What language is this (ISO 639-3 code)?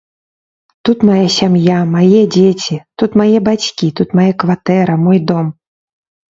bel